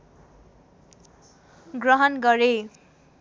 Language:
Nepali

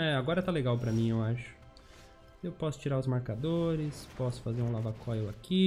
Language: Portuguese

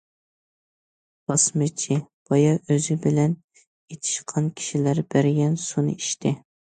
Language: Uyghur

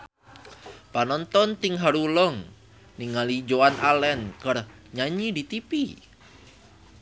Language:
Sundanese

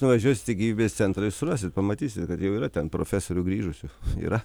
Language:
Lithuanian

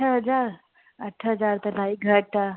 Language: Sindhi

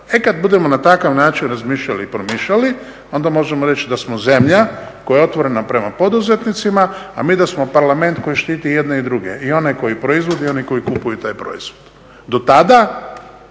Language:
Croatian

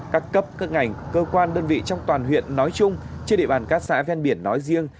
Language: Vietnamese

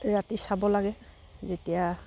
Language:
Assamese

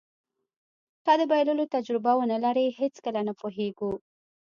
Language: Pashto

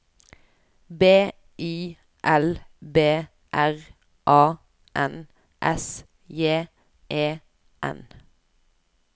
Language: Norwegian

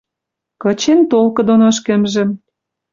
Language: Western Mari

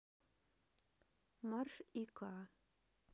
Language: Russian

